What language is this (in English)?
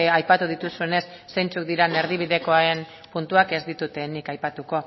Basque